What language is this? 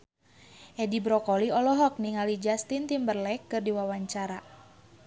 Sundanese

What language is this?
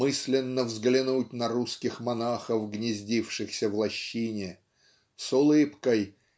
Russian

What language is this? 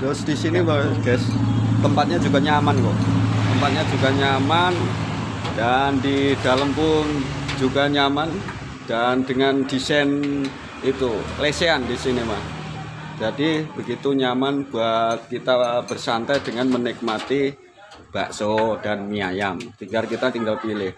Indonesian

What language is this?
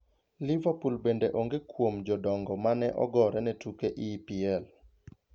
Luo (Kenya and Tanzania)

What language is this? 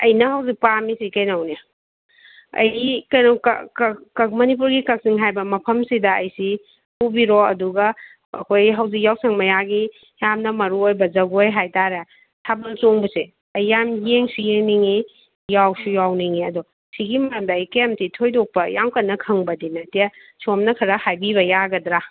Manipuri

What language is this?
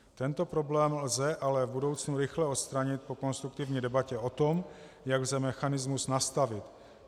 Czech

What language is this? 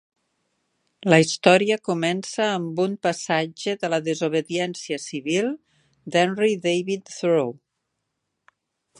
Catalan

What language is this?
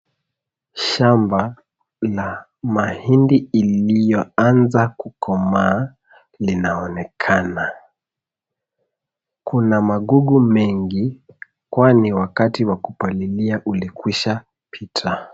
Swahili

